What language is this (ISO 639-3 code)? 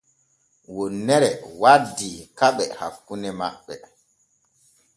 fue